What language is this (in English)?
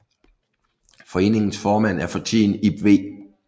Danish